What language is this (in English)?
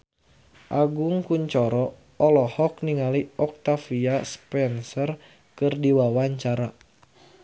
Sundanese